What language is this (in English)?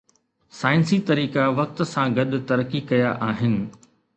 Sindhi